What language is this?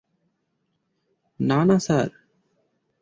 Bangla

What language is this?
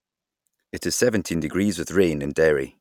English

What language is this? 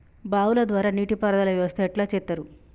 Telugu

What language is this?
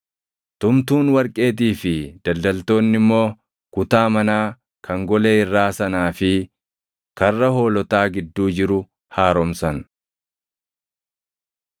Oromo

